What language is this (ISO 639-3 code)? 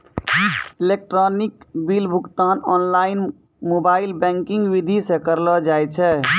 mai